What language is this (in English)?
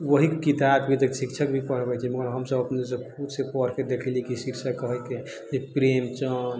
Maithili